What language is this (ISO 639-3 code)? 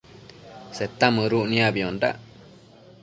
mcf